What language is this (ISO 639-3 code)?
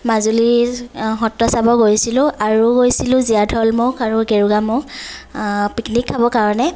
asm